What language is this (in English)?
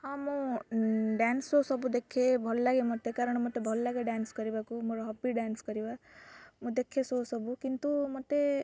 Odia